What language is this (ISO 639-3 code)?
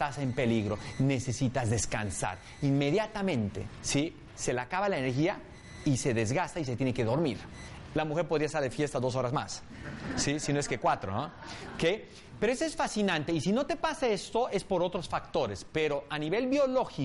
spa